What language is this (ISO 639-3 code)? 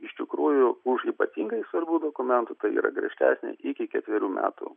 lit